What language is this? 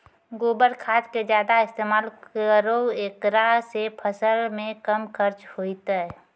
Maithili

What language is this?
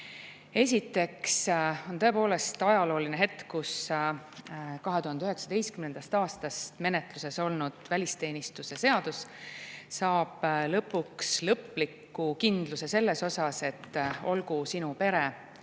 Estonian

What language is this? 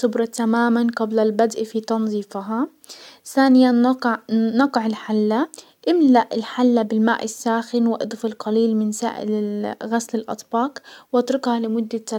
Hijazi Arabic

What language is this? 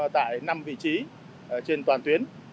Vietnamese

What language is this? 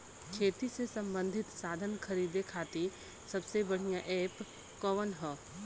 Bhojpuri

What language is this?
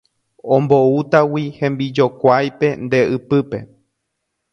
Guarani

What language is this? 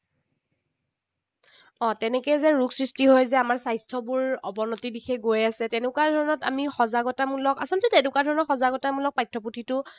Assamese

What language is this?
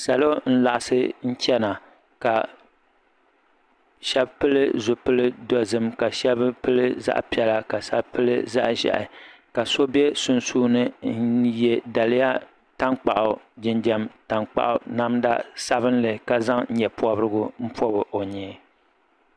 Dagbani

